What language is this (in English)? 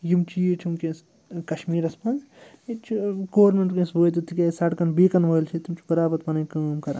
Kashmiri